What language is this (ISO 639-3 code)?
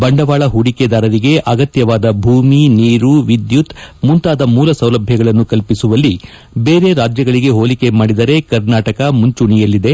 kan